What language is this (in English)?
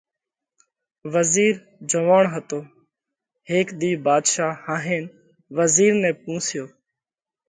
Parkari Koli